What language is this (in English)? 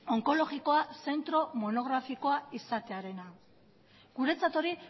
Basque